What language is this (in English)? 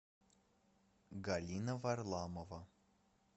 Russian